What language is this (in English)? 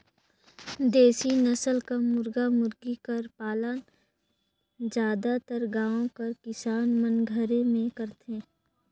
Chhattisgarhi